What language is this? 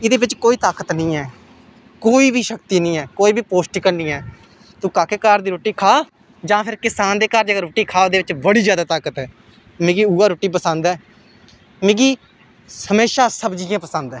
Dogri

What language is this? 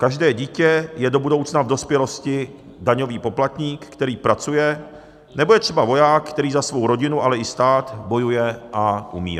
Czech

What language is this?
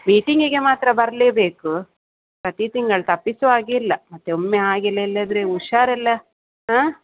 Kannada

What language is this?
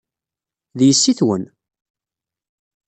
Kabyle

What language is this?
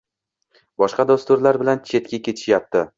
Uzbek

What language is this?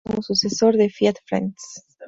Spanish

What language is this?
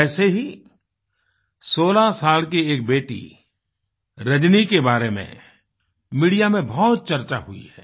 Hindi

